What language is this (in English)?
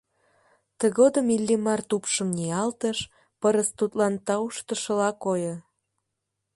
Mari